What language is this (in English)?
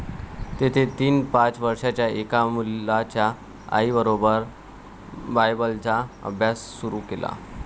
Marathi